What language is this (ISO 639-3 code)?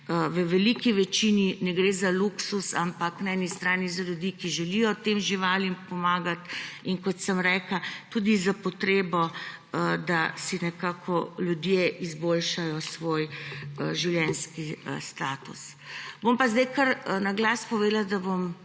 slv